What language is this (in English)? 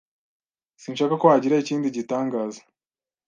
Kinyarwanda